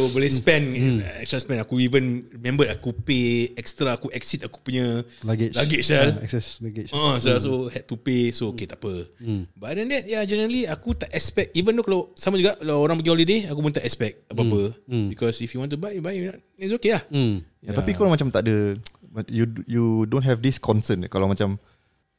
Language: Malay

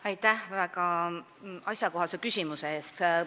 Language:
Estonian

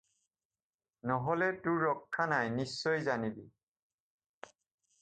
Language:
Assamese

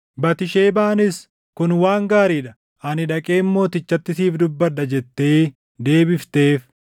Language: Oromo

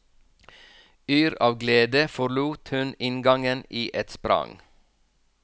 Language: Norwegian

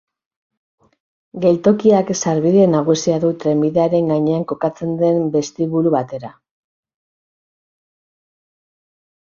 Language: Basque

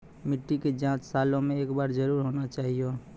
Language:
Maithili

